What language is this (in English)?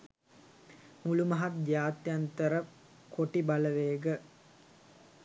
Sinhala